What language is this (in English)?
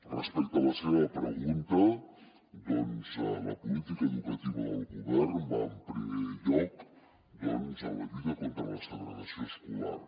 Catalan